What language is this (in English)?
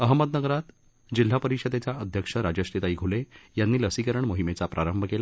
Marathi